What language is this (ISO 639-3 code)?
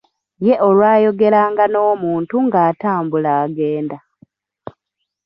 lug